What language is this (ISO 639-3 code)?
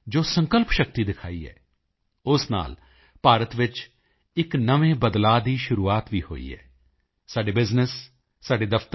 pan